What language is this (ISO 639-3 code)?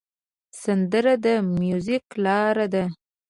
pus